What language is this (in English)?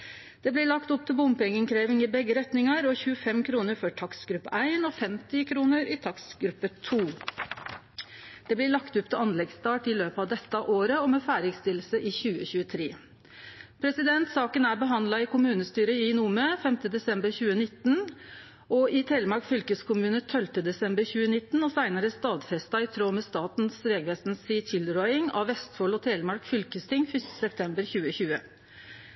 Norwegian Nynorsk